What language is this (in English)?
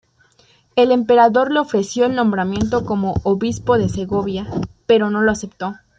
Spanish